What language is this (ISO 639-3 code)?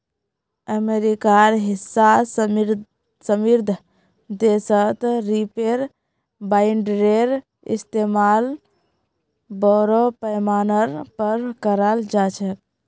mag